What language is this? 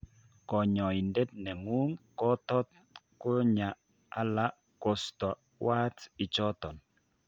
Kalenjin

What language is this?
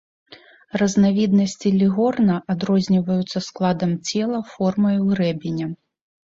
Belarusian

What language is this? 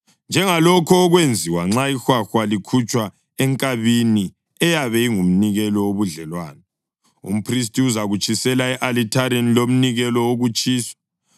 North Ndebele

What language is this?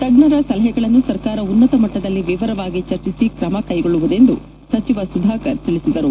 Kannada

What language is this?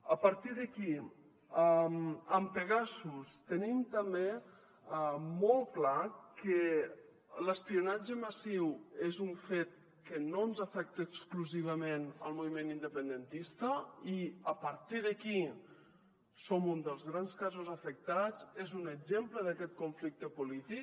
Catalan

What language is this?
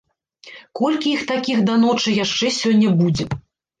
Belarusian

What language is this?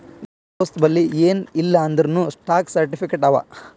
Kannada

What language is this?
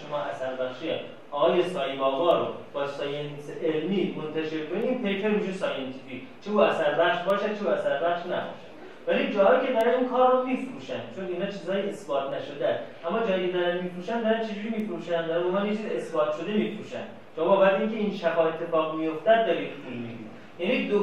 Persian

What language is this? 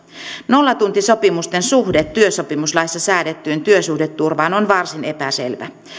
Finnish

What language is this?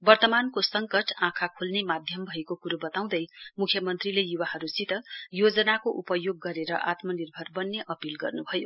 Nepali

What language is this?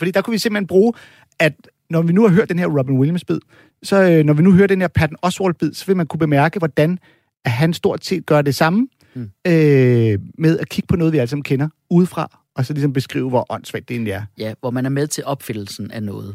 Danish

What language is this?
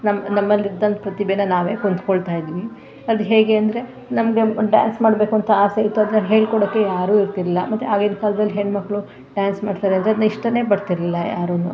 Kannada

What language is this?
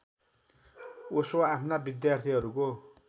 Nepali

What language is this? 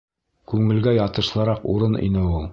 Bashkir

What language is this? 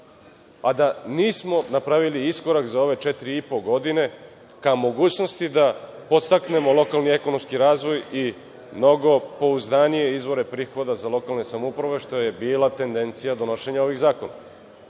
Serbian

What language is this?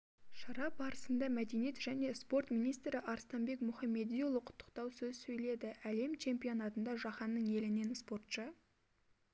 Kazakh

